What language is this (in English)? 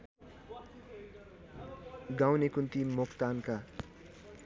Nepali